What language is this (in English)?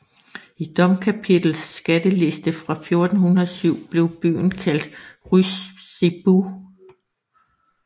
Danish